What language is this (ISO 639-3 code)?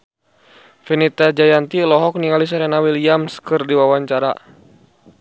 sun